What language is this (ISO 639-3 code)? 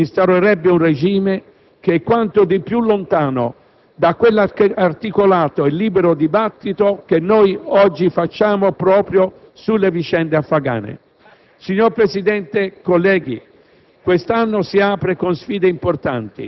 ita